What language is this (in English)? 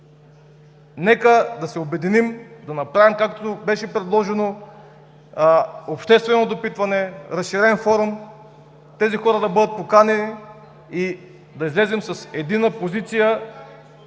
Bulgarian